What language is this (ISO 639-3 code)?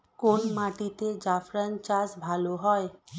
ben